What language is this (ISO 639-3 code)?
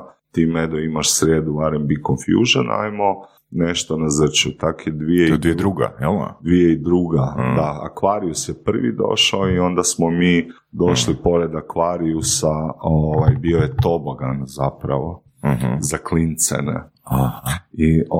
hrv